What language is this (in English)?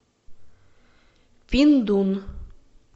Russian